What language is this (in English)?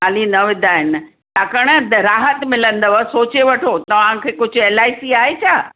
Sindhi